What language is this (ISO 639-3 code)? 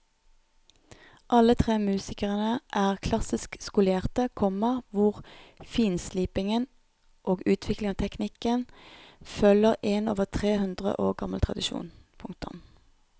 nor